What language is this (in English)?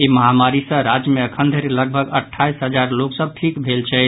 Maithili